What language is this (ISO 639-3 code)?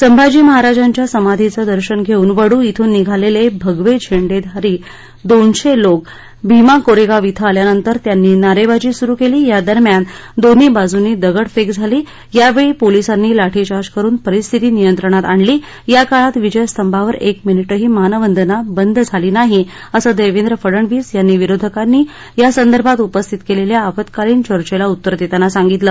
mar